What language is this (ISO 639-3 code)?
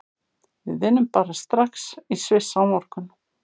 isl